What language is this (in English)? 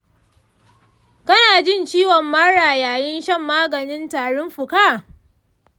Hausa